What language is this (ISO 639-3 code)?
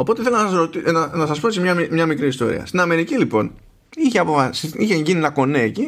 ell